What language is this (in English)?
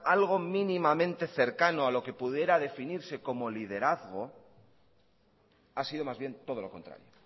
Spanish